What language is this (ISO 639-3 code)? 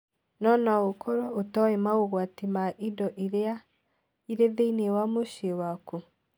kik